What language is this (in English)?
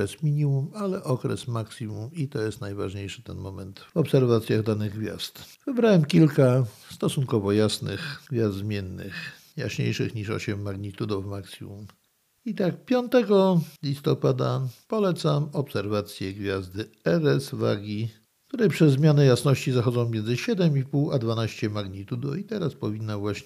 Polish